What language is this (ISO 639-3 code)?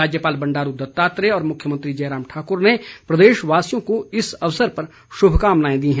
hin